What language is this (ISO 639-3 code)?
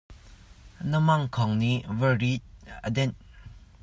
cnh